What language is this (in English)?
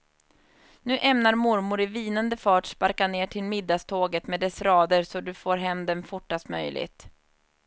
Swedish